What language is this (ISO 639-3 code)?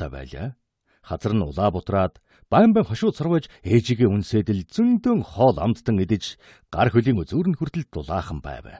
kor